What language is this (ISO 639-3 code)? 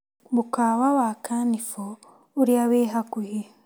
kik